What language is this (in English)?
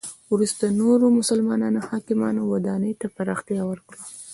Pashto